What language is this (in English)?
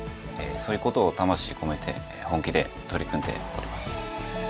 Japanese